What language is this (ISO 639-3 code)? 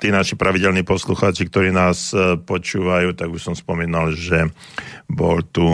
slk